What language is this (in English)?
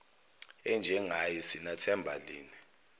Zulu